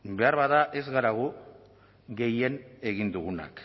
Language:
Basque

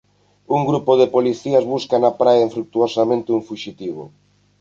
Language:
Galician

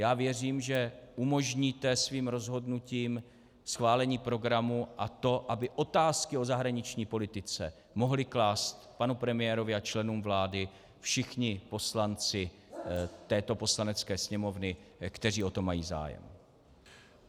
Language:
Czech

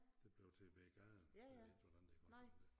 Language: Danish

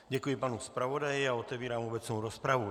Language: Czech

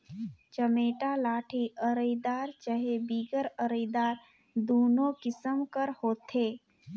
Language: Chhattisgarhi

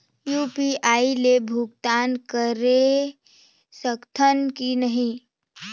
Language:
Chhattisgarhi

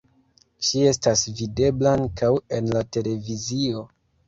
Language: Esperanto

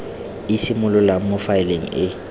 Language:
Tswana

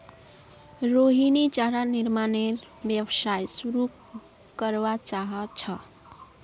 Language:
Magahi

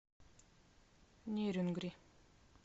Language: Russian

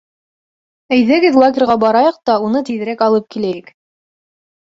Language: Bashkir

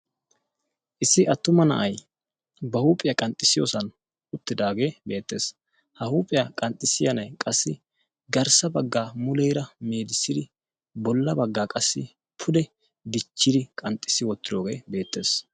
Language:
Wolaytta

